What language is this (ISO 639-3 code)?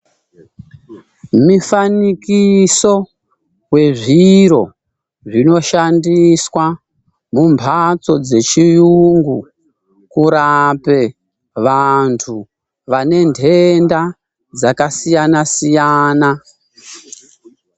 ndc